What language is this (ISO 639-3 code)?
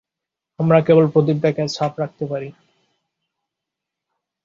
ben